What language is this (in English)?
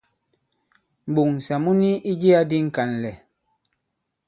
Bankon